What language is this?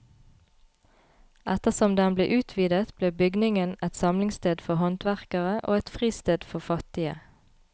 Norwegian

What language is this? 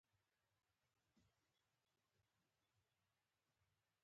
Pashto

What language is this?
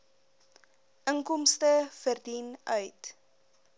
Afrikaans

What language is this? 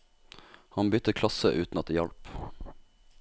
Norwegian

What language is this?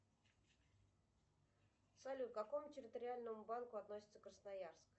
Russian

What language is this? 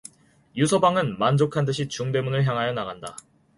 Korean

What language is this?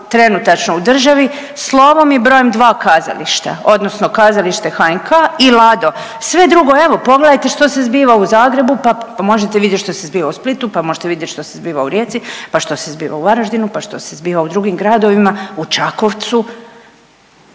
Croatian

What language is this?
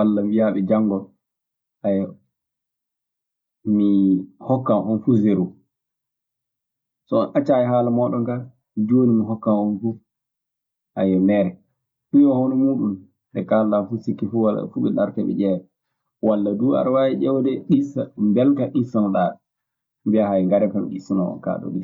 Maasina Fulfulde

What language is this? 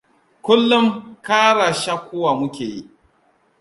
Hausa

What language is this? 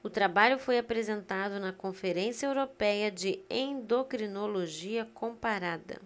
Portuguese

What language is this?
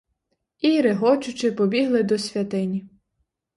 Ukrainian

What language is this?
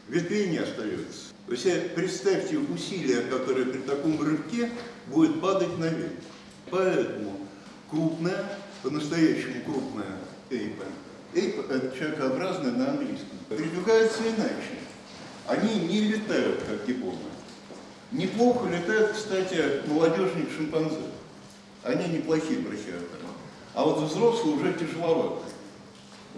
Russian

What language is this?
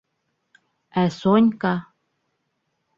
Bashkir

